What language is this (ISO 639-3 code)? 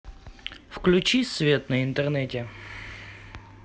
rus